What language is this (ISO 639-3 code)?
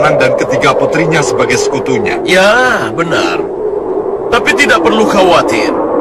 ind